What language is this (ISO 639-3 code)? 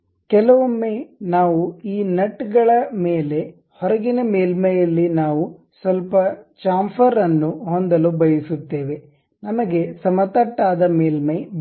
kan